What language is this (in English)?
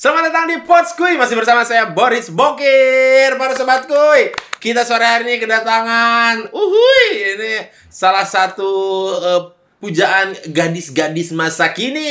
Indonesian